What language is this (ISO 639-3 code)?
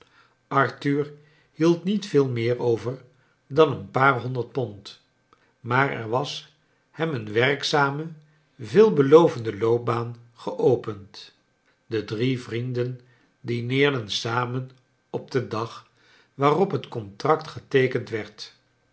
nld